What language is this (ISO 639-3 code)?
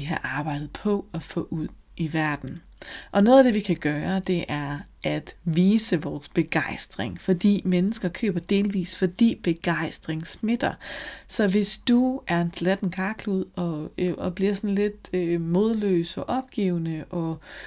dan